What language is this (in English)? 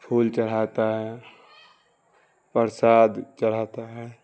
Urdu